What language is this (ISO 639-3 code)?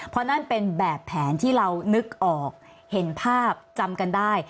tha